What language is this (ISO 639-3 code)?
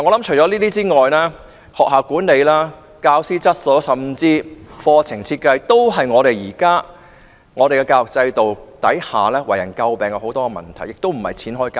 yue